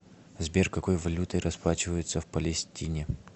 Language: Russian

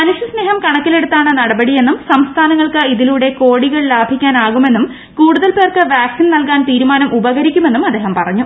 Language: Malayalam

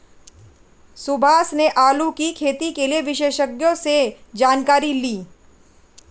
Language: Hindi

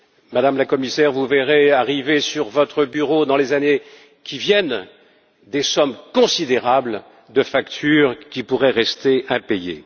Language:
French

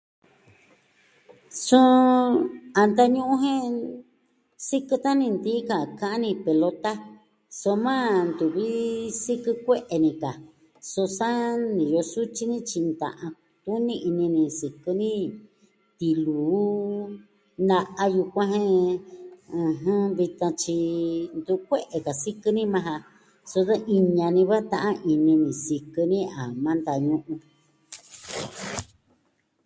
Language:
Southwestern Tlaxiaco Mixtec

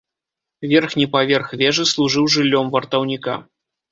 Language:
Belarusian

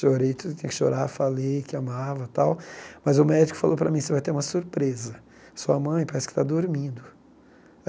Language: Portuguese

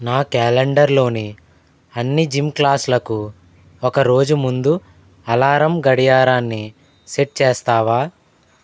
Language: Telugu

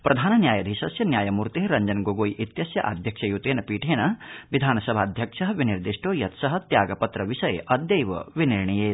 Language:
Sanskrit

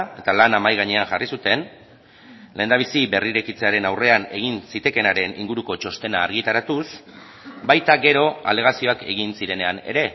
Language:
Basque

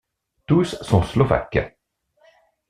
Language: French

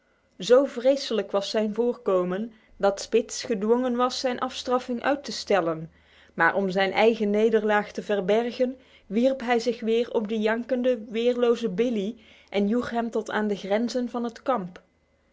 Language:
Dutch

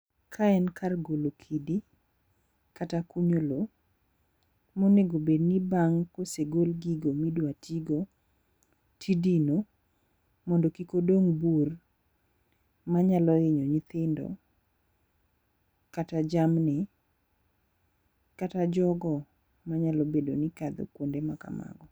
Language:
Luo (Kenya and Tanzania)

